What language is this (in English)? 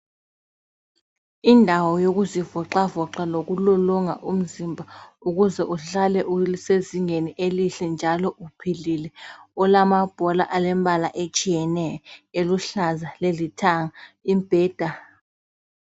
North Ndebele